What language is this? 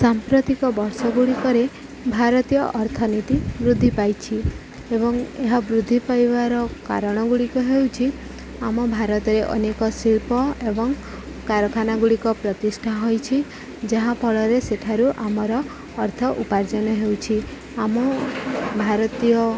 Odia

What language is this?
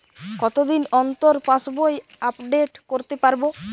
Bangla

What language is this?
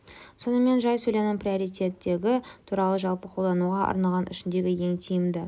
Kazakh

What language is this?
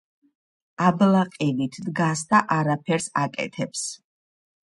Georgian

